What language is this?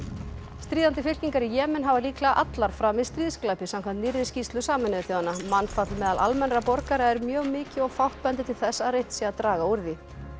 Icelandic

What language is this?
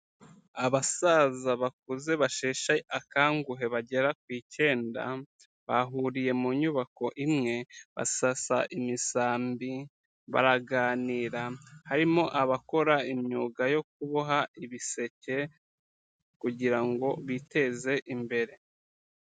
Kinyarwanda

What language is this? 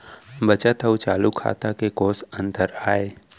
Chhattisgarhi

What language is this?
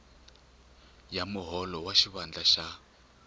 Tsonga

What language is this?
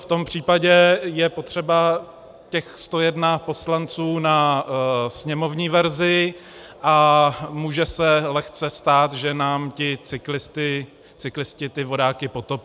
Czech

